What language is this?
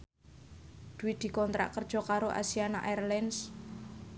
Javanese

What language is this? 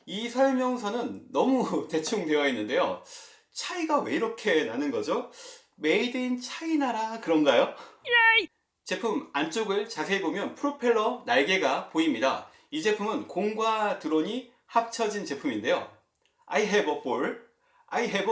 Korean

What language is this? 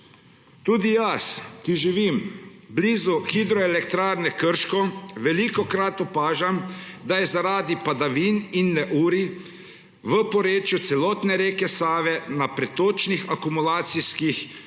Slovenian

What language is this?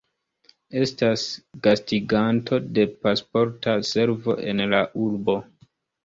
Esperanto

